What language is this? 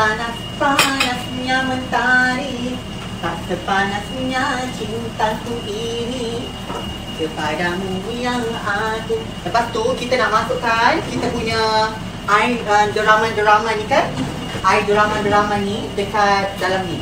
Malay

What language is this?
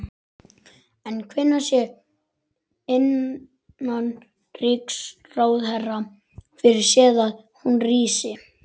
Icelandic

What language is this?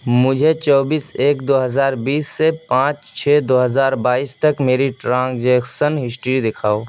Urdu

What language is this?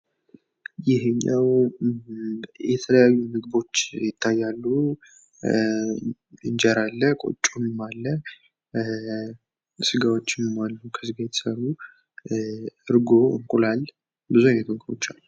Amharic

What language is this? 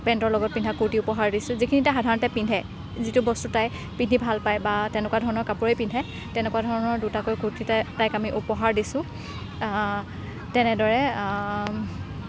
Assamese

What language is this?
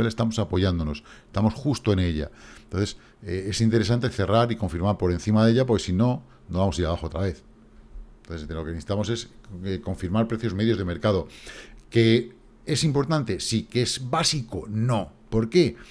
Spanish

